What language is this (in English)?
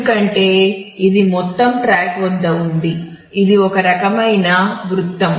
Telugu